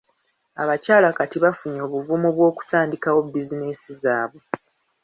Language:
Ganda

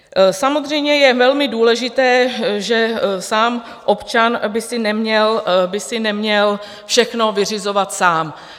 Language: Czech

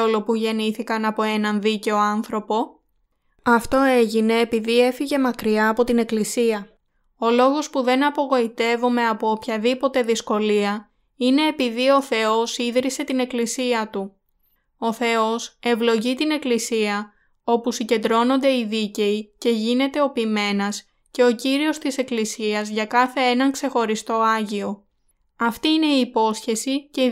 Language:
Greek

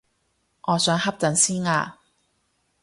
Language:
Cantonese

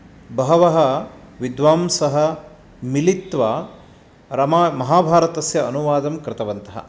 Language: Sanskrit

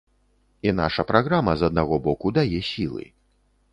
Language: Belarusian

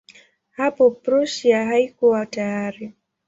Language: Swahili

